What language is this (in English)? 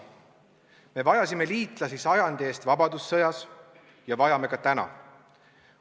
Estonian